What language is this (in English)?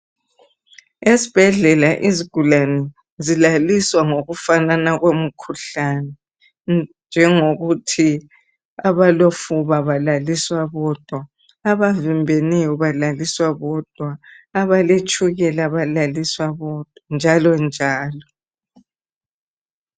North Ndebele